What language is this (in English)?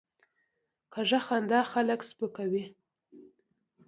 Pashto